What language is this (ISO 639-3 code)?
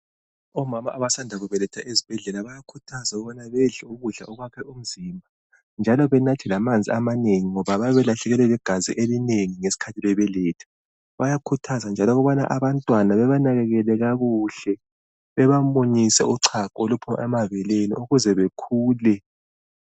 nde